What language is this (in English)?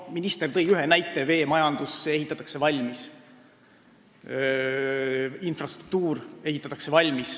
Estonian